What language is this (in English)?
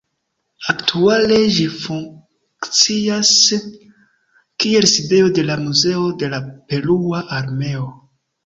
Esperanto